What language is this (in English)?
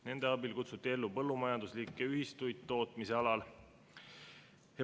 Estonian